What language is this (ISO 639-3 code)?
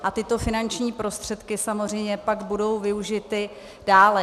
ces